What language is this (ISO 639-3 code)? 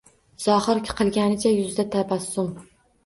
uzb